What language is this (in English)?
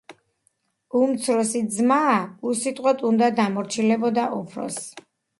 Georgian